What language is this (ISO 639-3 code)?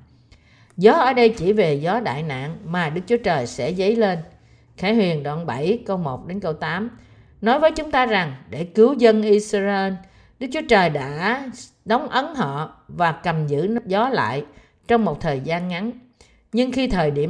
vie